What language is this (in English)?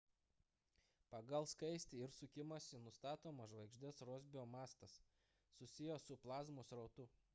Lithuanian